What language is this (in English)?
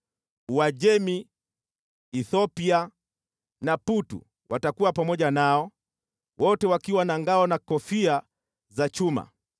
Swahili